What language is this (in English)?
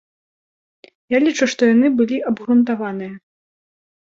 Belarusian